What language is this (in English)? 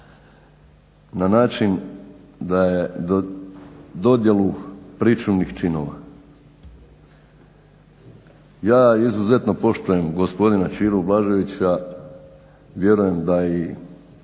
Croatian